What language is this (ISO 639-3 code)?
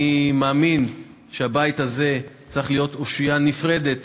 heb